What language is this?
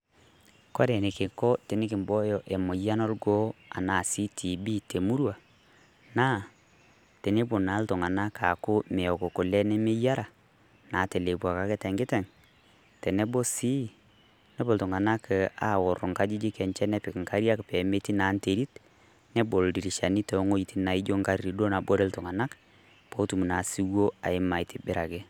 Masai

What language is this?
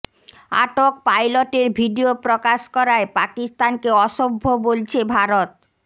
Bangla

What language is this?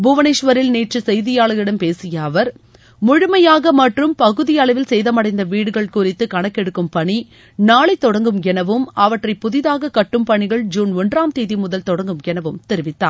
Tamil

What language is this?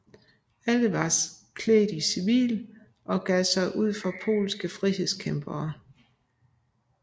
Danish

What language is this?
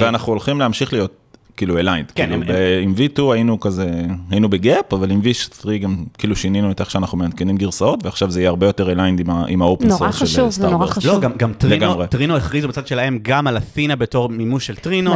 Hebrew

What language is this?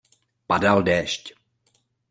Czech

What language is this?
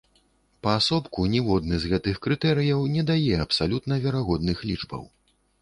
Belarusian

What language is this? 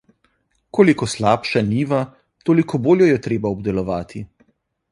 Slovenian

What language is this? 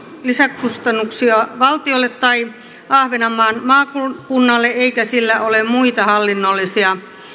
Finnish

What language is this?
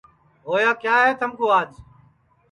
Sansi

